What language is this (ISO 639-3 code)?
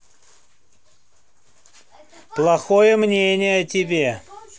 rus